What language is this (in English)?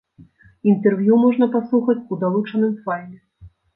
Belarusian